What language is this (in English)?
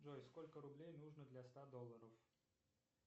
Russian